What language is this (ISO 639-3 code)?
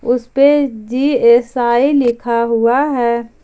hin